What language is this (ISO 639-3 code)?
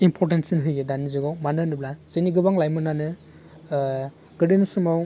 brx